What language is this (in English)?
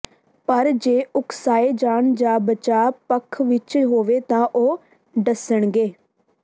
Punjabi